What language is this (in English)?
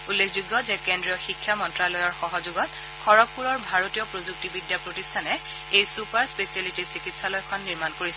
Assamese